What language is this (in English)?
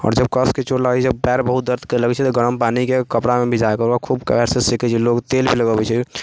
Maithili